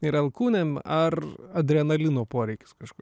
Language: Lithuanian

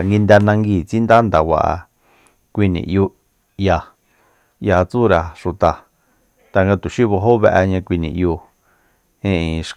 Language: Soyaltepec Mazatec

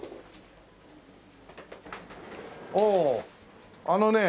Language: Japanese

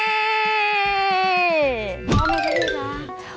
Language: Thai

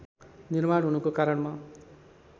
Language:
Nepali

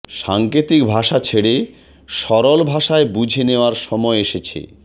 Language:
Bangla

